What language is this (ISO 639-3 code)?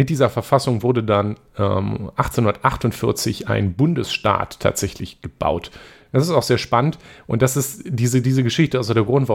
deu